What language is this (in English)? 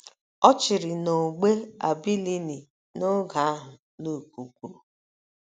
Igbo